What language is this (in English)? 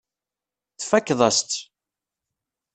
Kabyle